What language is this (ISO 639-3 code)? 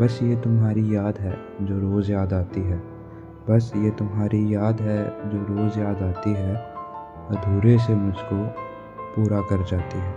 pan